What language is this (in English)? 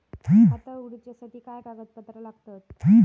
Marathi